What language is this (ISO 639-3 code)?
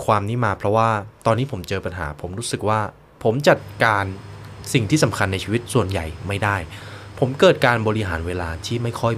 tha